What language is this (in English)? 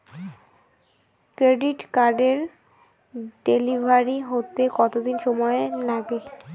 Bangla